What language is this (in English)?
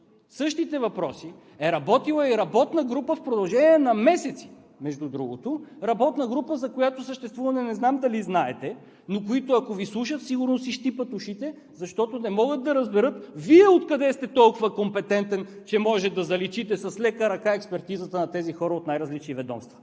Bulgarian